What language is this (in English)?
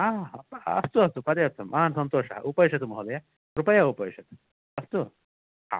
Sanskrit